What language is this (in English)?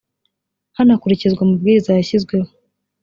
Kinyarwanda